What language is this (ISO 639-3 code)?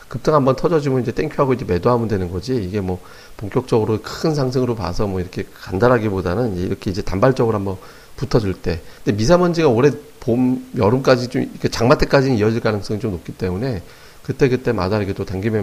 kor